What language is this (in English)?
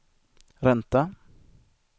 Swedish